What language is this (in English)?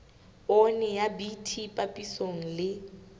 Southern Sotho